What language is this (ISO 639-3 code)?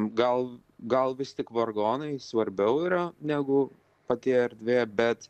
lit